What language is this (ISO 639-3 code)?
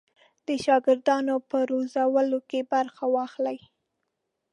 pus